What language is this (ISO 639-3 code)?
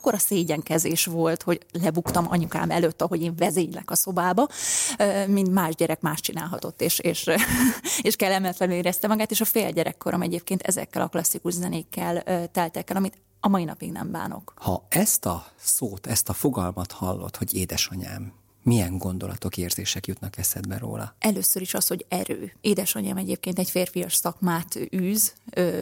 hun